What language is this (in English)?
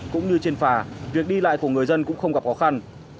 Vietnamese